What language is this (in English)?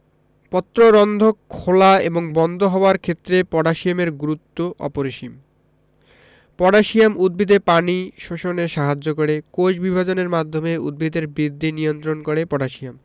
Bangla